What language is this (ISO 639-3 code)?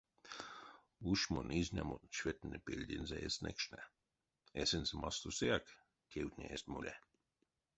myv